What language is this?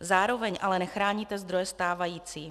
Czech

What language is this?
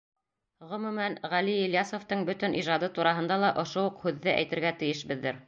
Bashkir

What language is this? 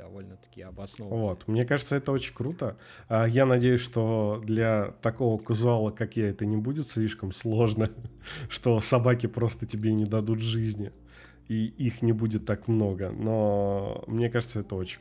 Russian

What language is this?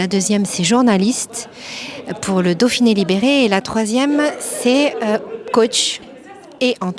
French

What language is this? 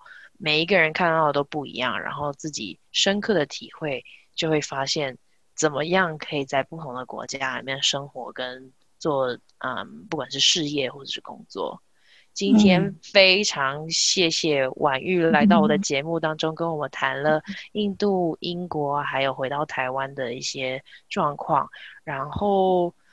Chinese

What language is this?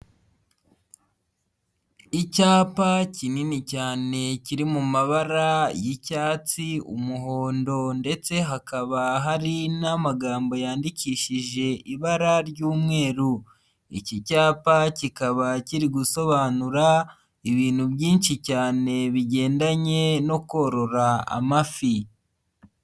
Kinyarwanda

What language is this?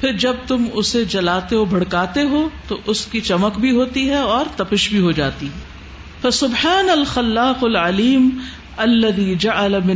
Urdu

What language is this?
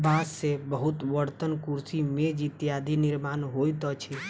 Maithili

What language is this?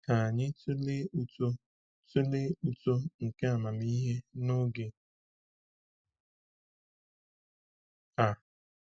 Igbo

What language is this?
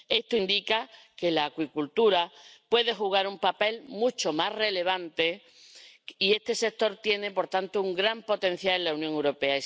Spanish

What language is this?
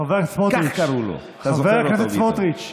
Hebrew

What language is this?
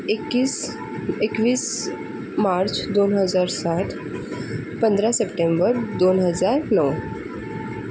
Marathi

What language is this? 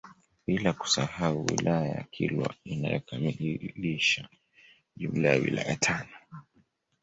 Swahili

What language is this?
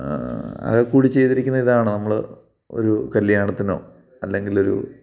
Malayalam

